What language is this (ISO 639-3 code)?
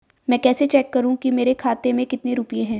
hin